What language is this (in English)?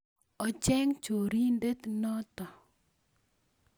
Kalenjin